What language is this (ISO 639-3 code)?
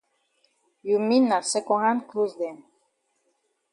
wes